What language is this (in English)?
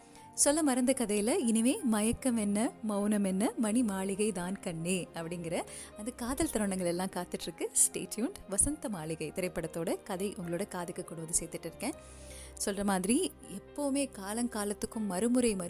Tamil